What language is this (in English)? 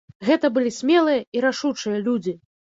Belarusian